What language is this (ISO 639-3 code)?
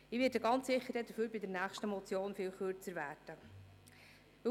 gsw